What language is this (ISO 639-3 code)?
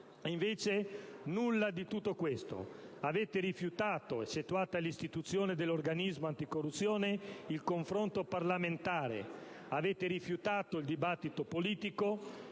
ita